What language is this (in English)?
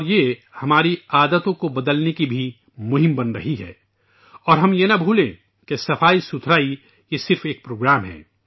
Urdu